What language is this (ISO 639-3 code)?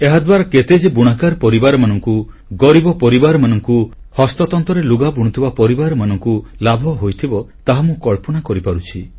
ori